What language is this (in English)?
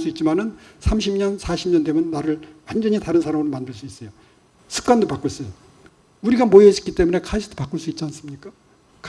Korean